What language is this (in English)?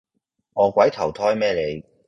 Cantonese